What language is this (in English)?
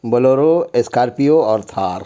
Urdu